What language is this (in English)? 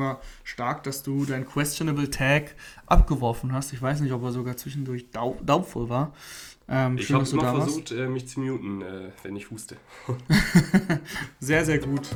German